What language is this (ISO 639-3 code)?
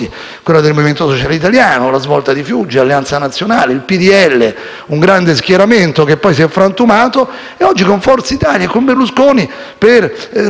ita